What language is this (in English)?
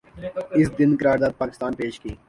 Urdu